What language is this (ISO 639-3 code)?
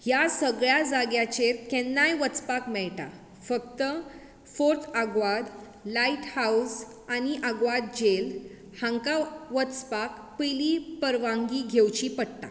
kok